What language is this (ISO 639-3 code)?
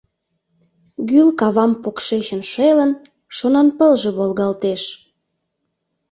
chm